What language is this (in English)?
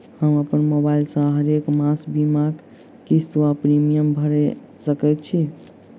Maithili